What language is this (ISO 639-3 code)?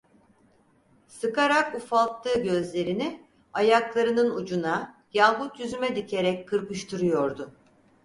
tur